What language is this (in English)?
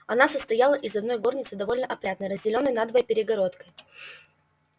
Russian